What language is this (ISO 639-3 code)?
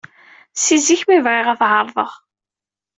kab